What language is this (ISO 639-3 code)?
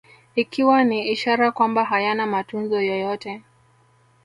swa